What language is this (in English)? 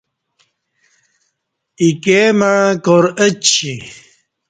Kati